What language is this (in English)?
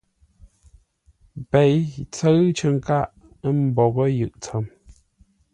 Ngombale